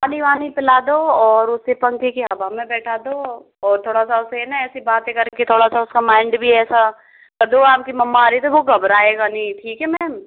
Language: Hindi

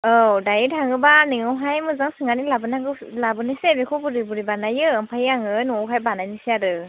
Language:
Bodo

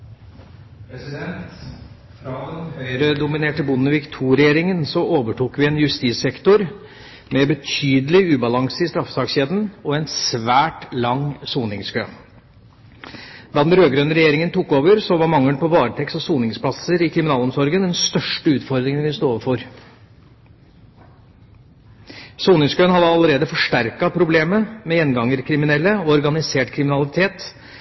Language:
Norwegian Bokmål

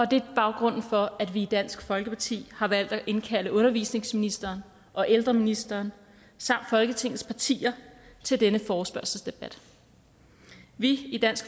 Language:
Danish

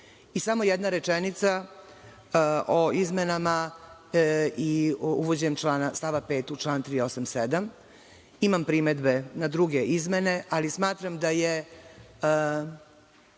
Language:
Serbian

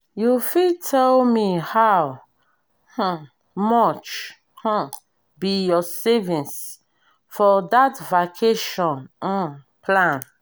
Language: Nigerian Pidgin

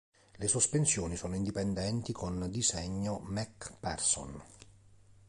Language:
Italian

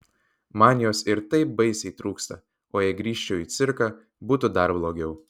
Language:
Lithuanian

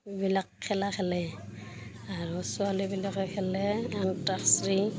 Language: Assamese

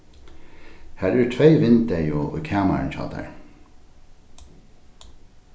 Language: Faroese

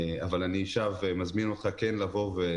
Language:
Hebrew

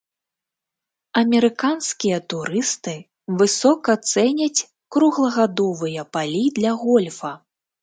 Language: Belarusian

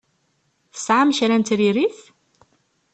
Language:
Kabyle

